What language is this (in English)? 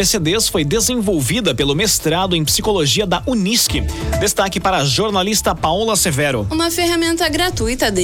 Portuguese